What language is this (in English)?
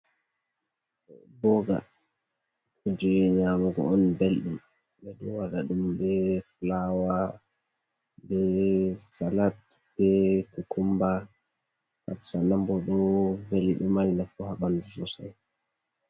Fula